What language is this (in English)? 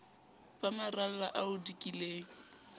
Southern Sotho